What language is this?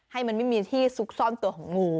Thai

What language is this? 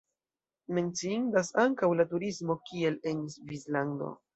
Esperanto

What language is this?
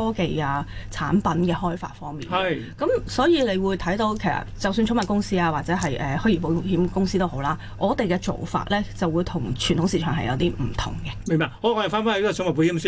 Chinese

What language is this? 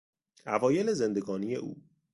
Persian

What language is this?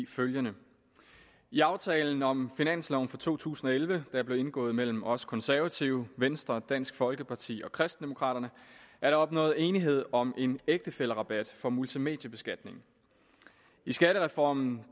Danish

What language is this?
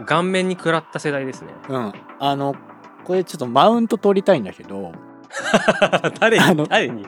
Japanese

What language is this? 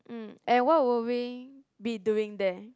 English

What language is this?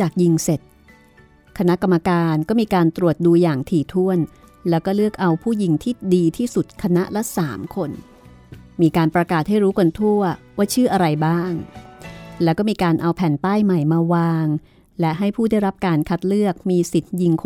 Thai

